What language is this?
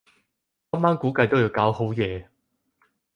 Cantonese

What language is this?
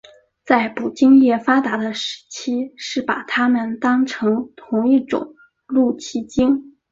Chinese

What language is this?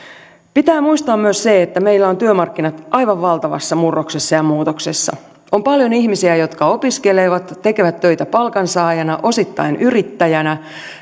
Finnish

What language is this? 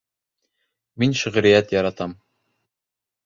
Bashkir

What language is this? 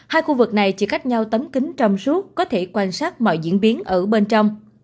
Vietnamese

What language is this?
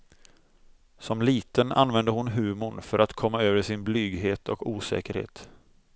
Swedish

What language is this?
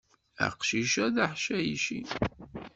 Kabyle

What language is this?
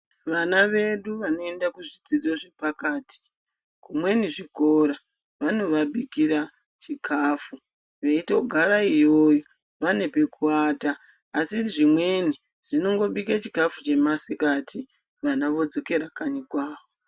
Ndau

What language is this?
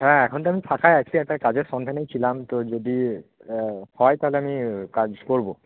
Bangla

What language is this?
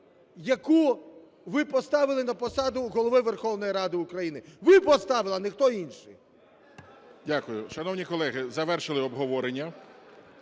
Ukrainian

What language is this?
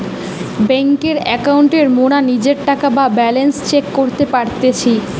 Bangla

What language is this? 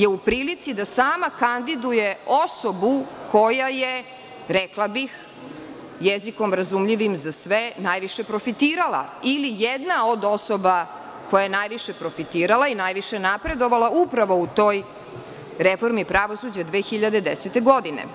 Serbian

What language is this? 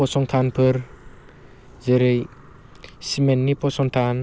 Bodo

